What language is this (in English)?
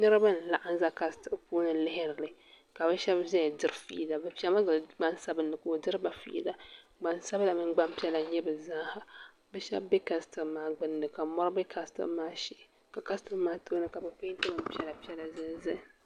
Dagbani